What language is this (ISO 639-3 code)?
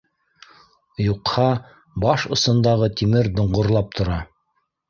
bak